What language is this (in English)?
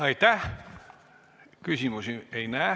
Estonian